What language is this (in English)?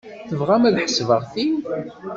Kabyle